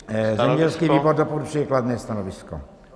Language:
Czech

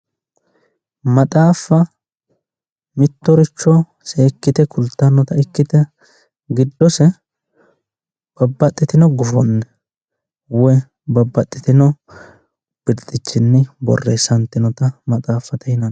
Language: Sidamo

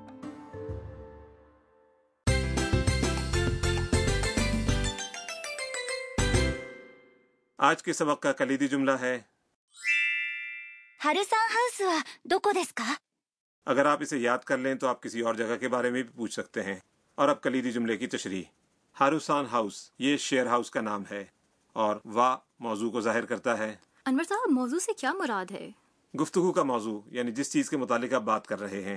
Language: Urdu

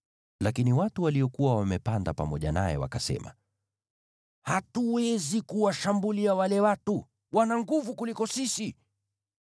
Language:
Swahili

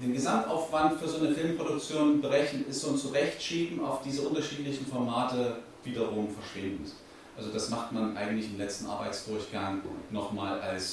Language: German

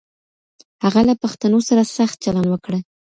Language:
Pashto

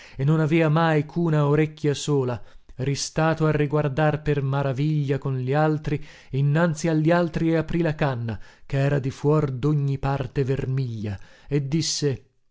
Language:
Italian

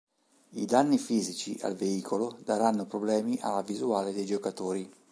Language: Italian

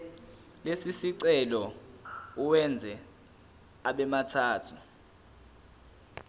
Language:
Zulu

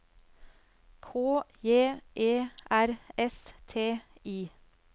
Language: Norwegian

